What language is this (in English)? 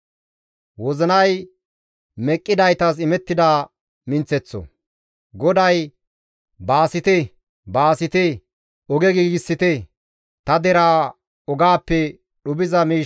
Gamo